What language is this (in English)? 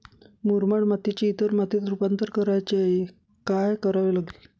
Marathi